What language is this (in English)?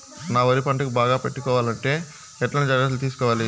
Telugu